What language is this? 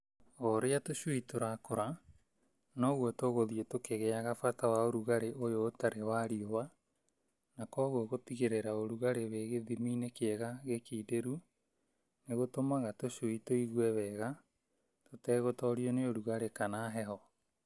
Kikuyu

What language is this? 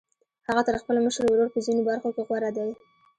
Pashto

